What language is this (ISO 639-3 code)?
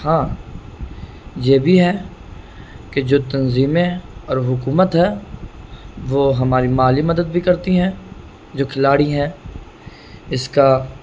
urd